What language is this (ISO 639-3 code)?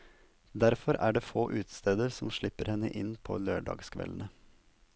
nor